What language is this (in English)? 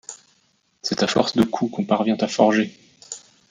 French